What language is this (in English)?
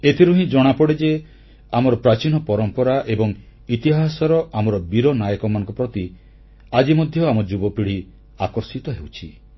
Odia